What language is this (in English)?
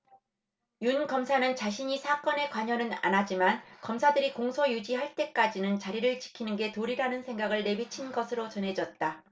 Korean